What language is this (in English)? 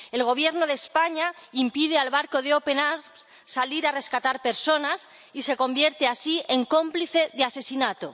Spanish